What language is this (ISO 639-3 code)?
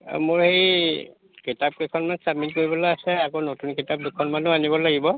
asm